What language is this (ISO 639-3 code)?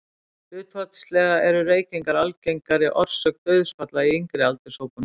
isl